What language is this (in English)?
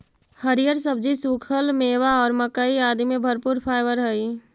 Magahi